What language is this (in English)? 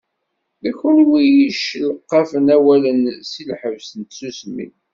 Kabyle